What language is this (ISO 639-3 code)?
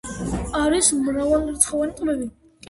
kat